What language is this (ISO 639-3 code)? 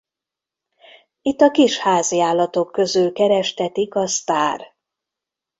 hun